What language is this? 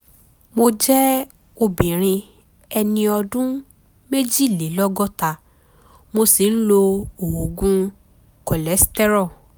Yoruba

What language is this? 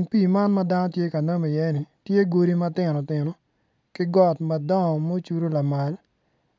Acoli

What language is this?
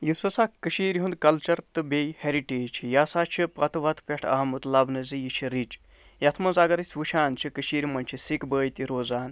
Kashmiri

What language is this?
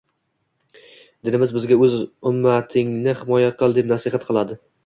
Uzbek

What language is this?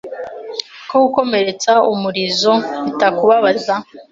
Kinyarwanda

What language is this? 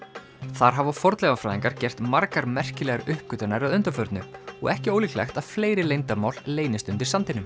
Icelandic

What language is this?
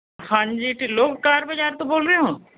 Punjabi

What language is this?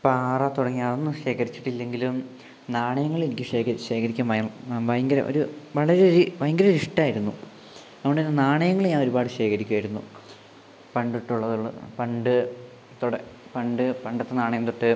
Malayalam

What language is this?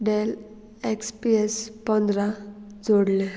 Konkani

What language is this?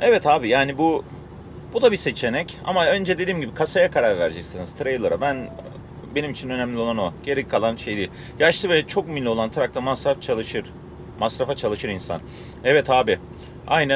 Turkish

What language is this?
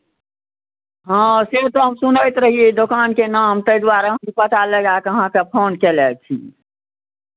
Maithili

